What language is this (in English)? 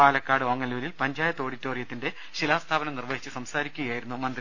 Malayalam